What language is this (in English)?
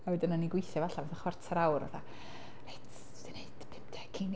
Welsh